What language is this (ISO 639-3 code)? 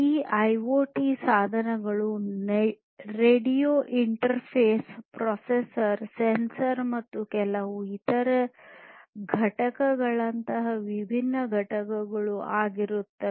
kan